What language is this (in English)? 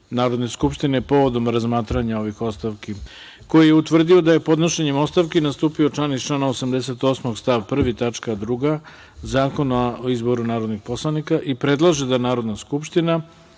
Serbian